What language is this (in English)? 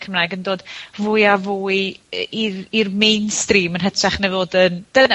Welsh